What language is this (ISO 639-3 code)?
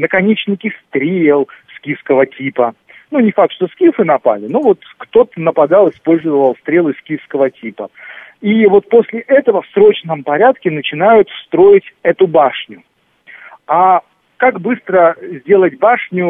rus